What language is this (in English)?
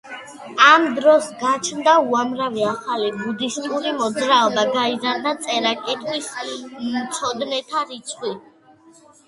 Georgian